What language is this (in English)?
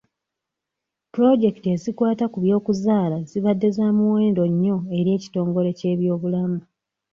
Ganda